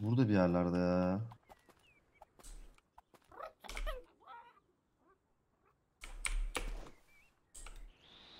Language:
Turkish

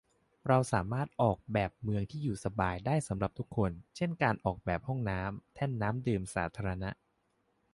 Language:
Thai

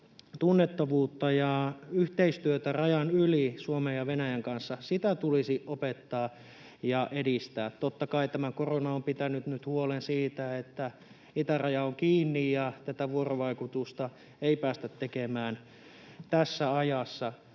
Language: Finnish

